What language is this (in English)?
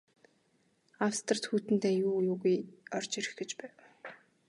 Mongolian